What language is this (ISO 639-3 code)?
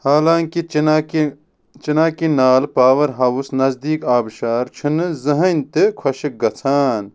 kas